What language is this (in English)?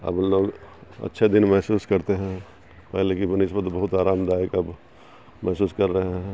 Urdu